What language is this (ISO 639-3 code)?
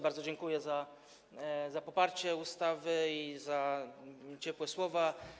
pol